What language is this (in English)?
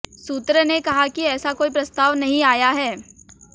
Hindi